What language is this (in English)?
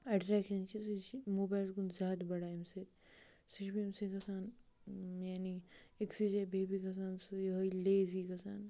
Kashmiri